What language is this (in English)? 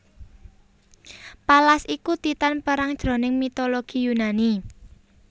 Javanese